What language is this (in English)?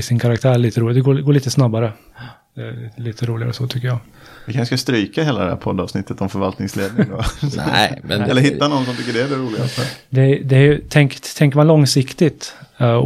Swedish